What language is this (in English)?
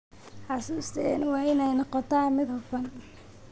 Somali